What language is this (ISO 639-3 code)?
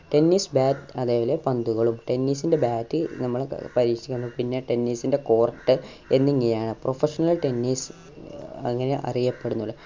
mal